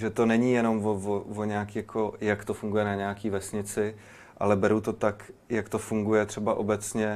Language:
Czech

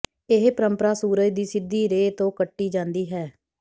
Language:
Punjabi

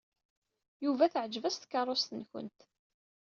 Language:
Kabyle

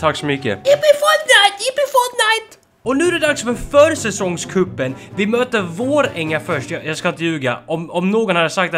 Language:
Swedish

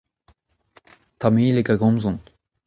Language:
Breton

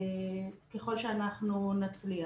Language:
Hebrew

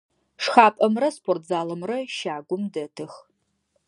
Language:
Adyghe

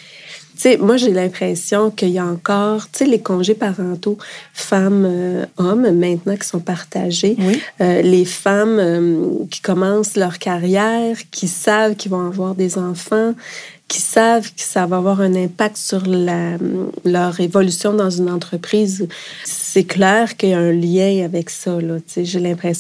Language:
French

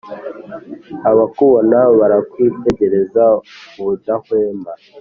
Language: Kinyarwanda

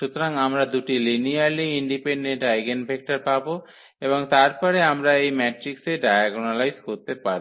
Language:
Bangla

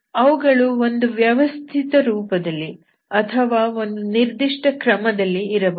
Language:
Kannada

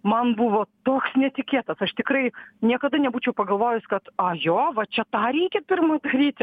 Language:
Lithuanian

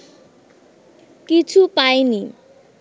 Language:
Bangla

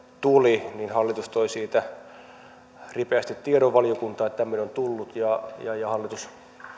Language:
Finnish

